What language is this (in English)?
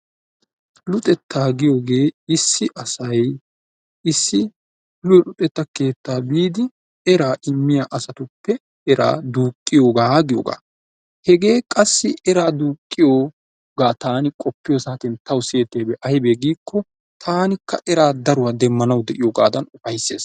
Wolaytta